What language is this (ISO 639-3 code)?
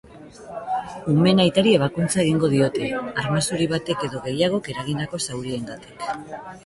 eus